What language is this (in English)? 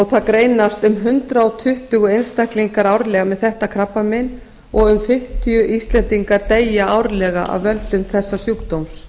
Icelandic